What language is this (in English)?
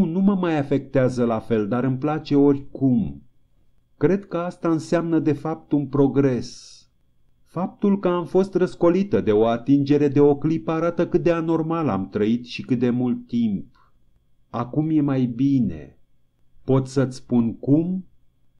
Romanian